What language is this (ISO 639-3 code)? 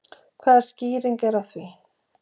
isl